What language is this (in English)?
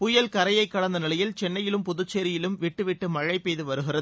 Tamil